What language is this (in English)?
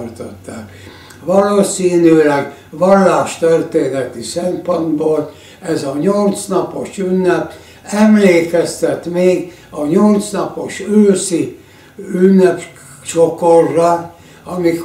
Hungarian